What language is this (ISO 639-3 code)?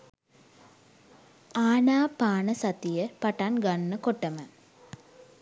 sin